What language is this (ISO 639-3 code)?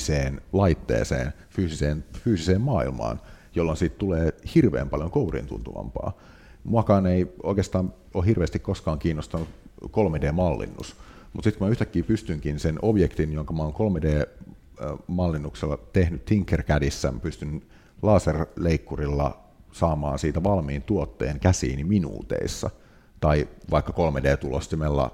fin